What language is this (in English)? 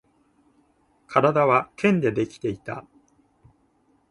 Japanese